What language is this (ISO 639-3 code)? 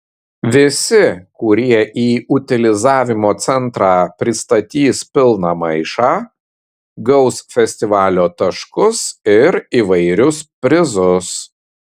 lit